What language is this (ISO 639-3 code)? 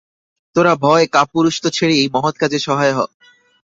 ben